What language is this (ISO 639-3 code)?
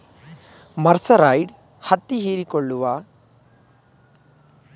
kan